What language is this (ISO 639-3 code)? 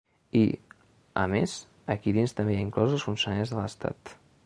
cat